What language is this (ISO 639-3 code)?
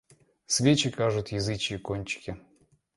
rus